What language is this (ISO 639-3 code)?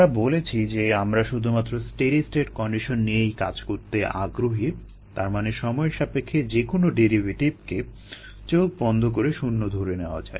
ben